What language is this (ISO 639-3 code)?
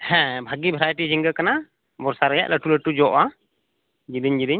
sat